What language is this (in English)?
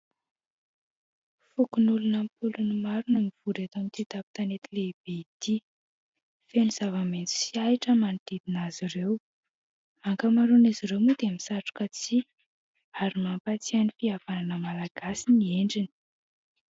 Malagasy